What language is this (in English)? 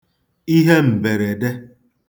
Igbo